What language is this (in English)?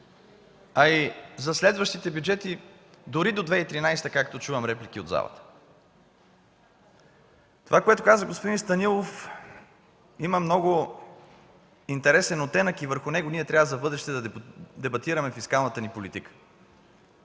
Bulgarian